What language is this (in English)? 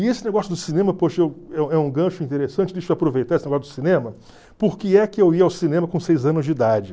Portuguese